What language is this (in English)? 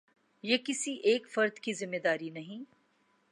Urdu